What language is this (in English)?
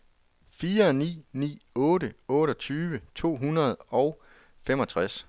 Danish